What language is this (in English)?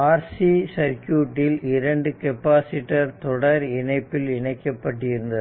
Tamil